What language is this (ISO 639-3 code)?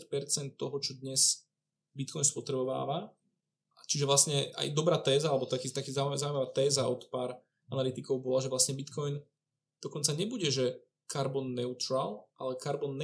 ces